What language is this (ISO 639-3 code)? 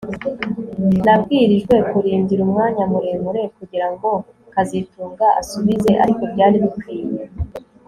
kin